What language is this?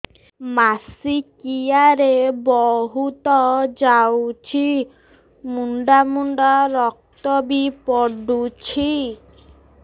Odia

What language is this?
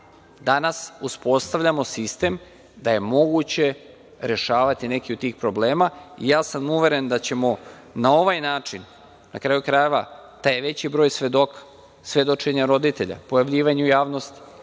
Serbian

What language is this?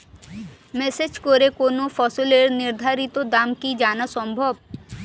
Bangla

